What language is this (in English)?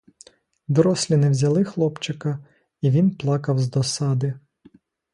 Ukrainian